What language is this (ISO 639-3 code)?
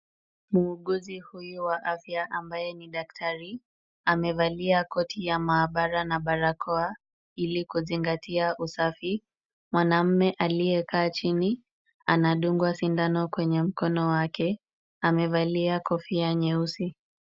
swa